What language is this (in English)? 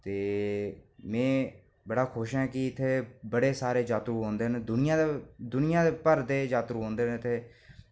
Dogri